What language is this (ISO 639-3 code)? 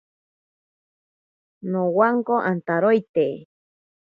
prq